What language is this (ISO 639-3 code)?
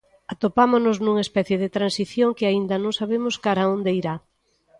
glg